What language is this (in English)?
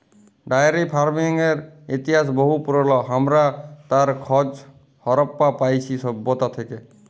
Bangla